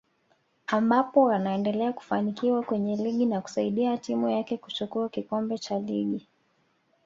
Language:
Swahili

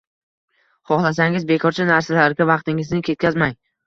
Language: Uzbek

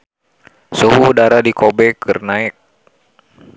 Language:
Sundanese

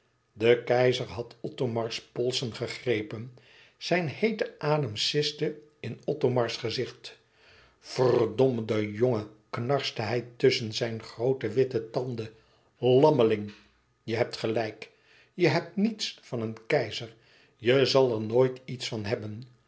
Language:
Dutch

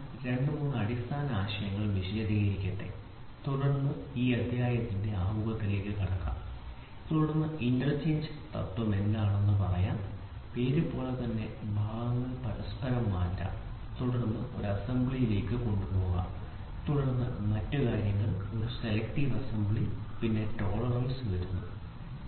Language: Malayalam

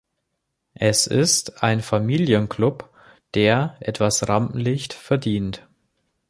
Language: German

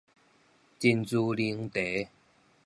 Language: Min Nan Chinese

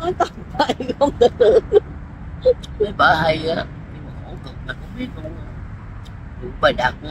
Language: Vietnamese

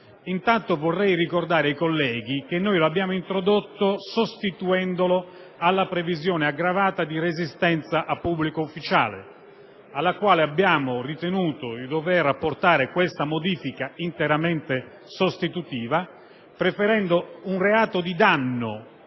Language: Italian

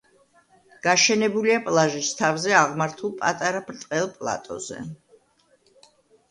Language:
Georgian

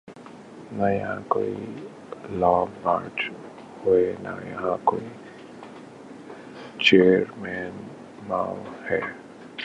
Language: Urdu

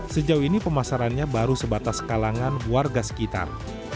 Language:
Indonesian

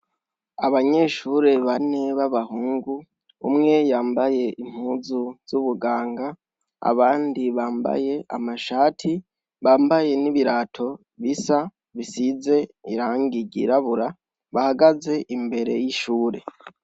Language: Rundi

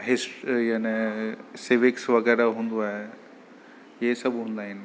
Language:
Sindhi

